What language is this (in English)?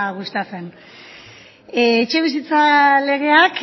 Basque